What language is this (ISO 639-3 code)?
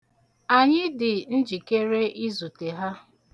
ibo